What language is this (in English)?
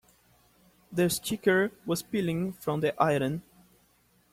English